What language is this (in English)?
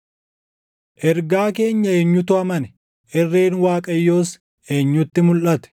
Oromo